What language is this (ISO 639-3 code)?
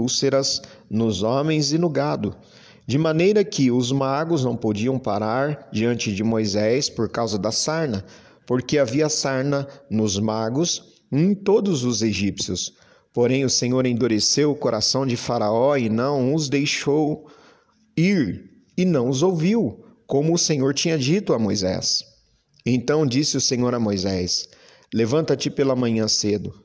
por